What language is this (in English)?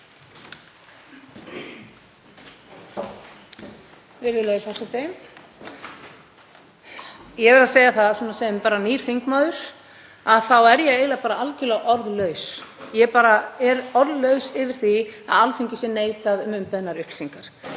Icelandic